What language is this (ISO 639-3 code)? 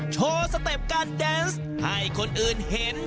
tha